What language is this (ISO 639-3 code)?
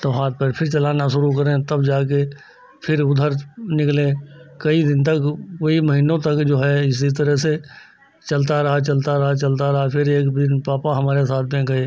hin